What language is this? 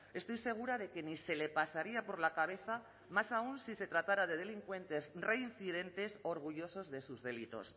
Spanish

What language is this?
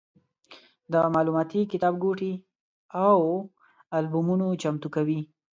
Pashto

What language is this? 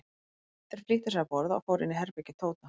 Icelandic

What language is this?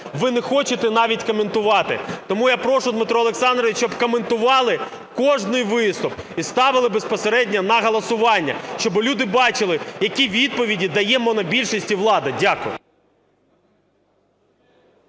Ukrainian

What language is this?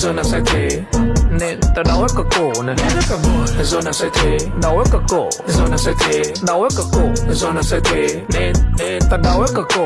English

